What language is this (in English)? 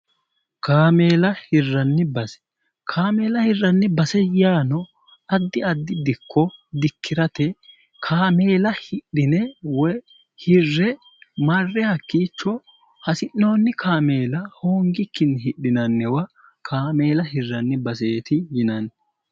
Sidamo